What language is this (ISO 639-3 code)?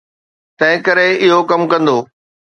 snd